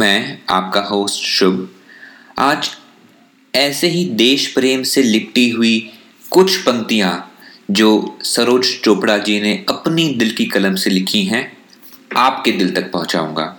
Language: Hindi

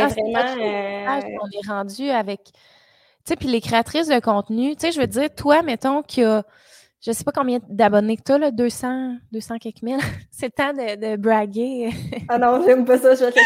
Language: French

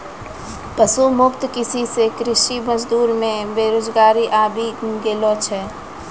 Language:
Maithili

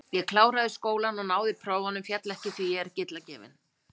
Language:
Icelandic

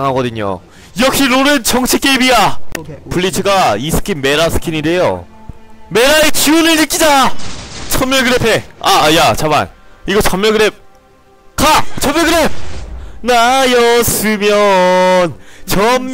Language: Korean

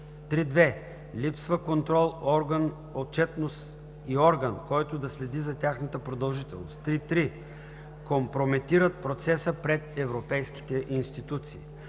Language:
Bulgarian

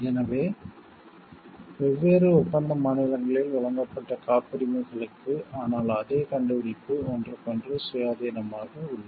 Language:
Tamil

